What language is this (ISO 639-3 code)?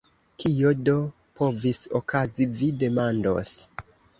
epo